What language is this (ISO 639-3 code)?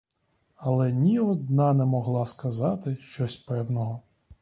ukr